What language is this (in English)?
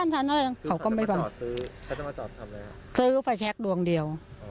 Thai